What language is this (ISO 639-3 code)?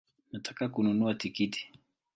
swa